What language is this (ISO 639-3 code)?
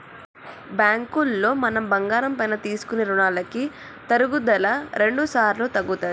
tel